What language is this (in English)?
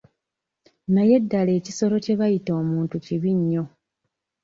Ganda